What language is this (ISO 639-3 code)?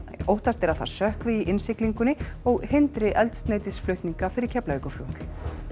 isl